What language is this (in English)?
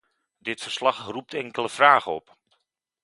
Dutch